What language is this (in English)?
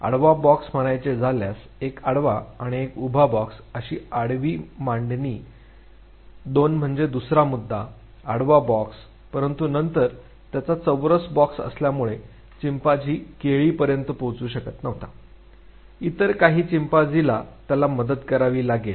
Marathi